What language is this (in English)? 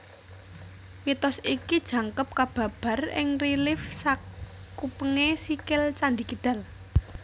Javanese